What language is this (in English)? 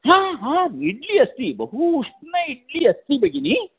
Sanskrit